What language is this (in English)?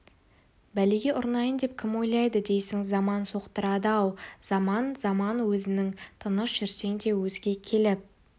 Kazakh